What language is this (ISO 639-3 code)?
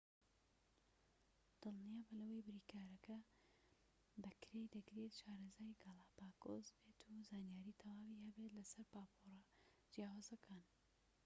ckb